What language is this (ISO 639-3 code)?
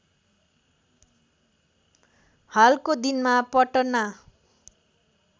nep